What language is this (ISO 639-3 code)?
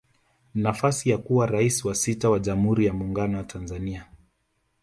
swa